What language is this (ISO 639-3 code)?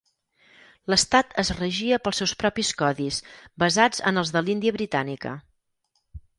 cat